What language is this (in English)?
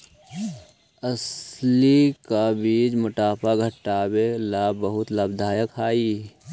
Magahi